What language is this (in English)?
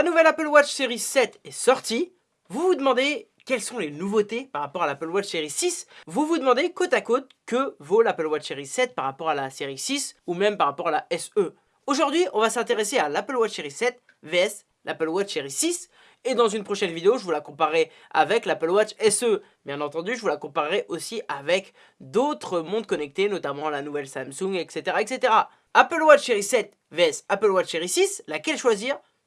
French